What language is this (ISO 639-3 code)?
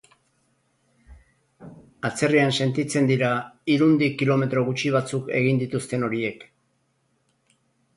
eus